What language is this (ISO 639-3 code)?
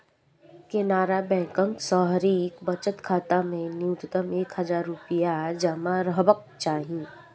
mai